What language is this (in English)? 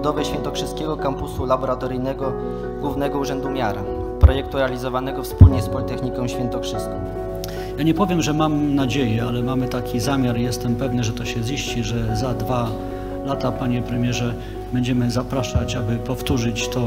Polish